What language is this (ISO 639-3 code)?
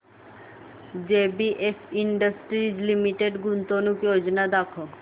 mar